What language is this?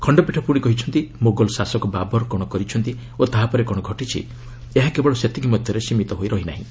Odia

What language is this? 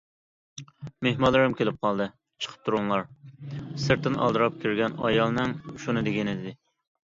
Uyghur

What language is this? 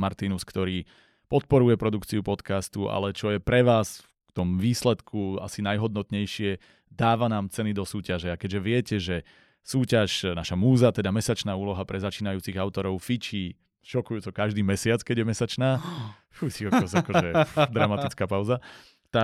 Slovak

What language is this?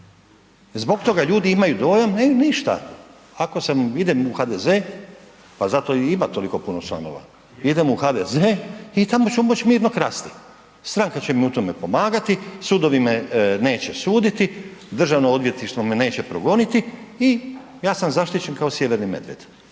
Croatian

